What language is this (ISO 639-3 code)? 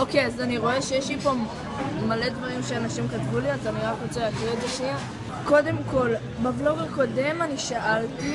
heb